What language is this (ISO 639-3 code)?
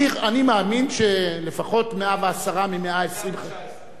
heb